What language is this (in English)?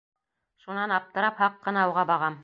Bashkir